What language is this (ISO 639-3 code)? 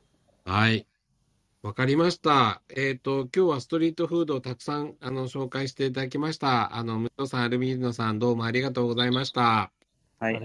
jpn